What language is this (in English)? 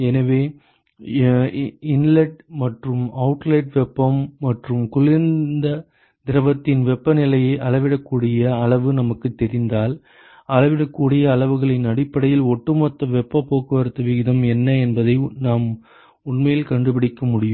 Tamil